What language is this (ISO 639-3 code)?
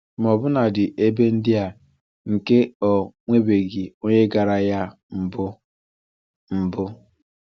ibo